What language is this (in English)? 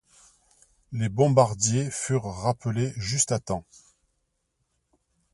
French